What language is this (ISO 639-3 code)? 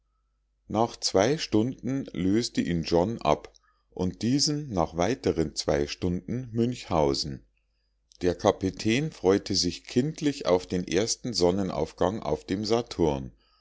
deu